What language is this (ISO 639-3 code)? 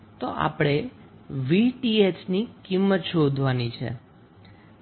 guj